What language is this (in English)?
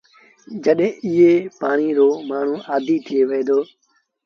Sindhi Bhil